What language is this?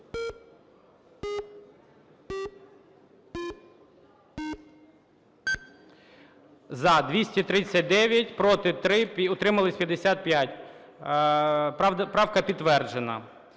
Ukrainian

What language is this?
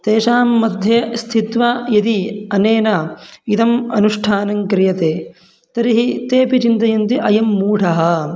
Sanskrit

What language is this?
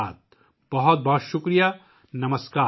Urdu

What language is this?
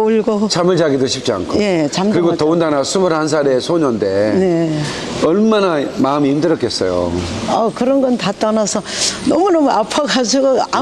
Korean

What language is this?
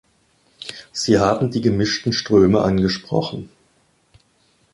German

